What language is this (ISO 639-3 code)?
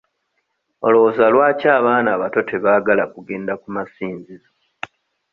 lug